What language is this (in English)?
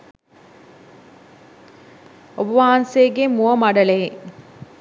Sinhala